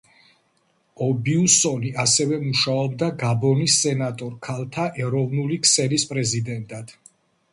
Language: Georgian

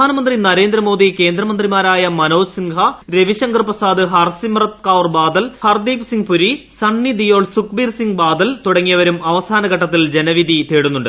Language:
Malayalam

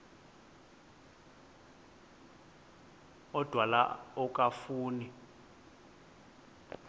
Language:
Xhosa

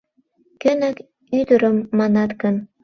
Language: Mari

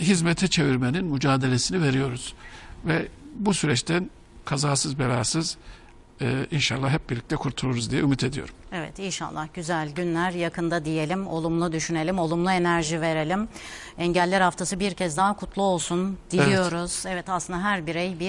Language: Turkish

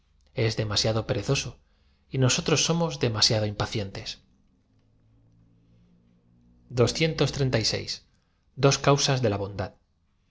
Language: Spanish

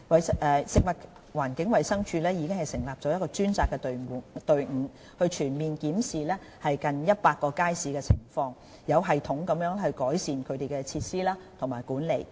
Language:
Cantonese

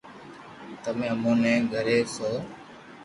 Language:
Loarki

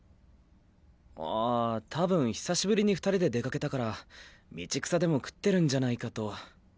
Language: Japanese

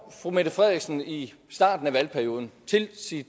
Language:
Danish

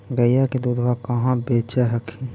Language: Magahi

